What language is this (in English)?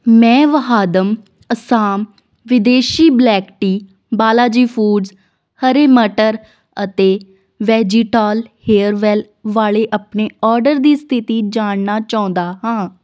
Punjabi